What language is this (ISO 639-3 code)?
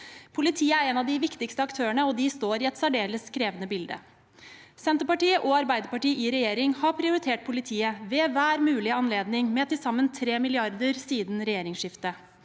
nor